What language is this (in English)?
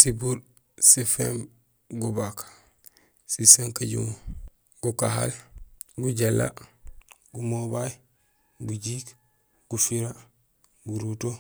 Gusilay